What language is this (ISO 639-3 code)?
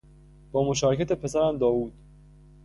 fas